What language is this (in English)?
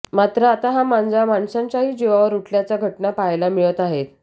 Marathi